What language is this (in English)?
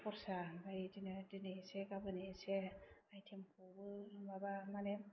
Bodo